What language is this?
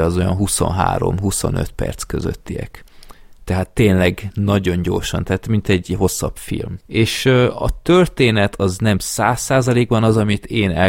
Hungarian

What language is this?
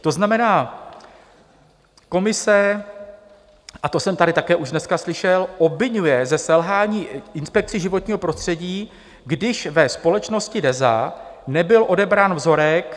Czech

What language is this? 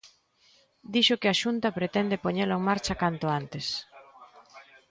Galician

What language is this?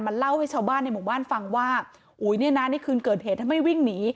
Thai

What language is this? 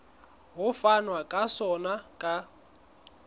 Southern Sotho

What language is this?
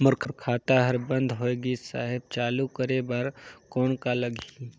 Chhattisgarhi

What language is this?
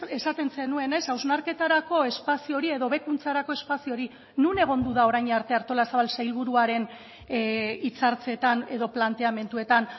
Basque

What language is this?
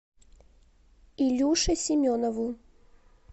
Russian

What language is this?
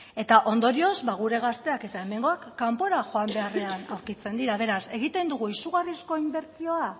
Basque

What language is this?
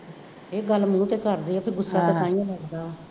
Punjabi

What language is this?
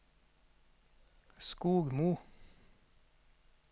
Norwegian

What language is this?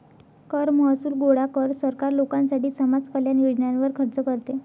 Marathi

